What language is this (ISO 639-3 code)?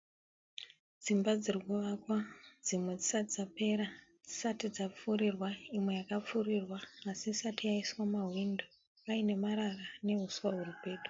sna